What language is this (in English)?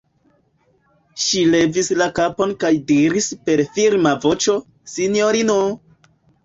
Esperanto